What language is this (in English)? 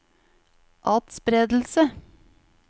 Norwegian